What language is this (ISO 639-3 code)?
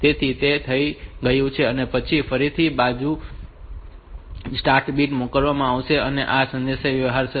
guj